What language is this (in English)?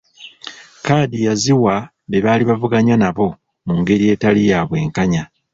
Ganda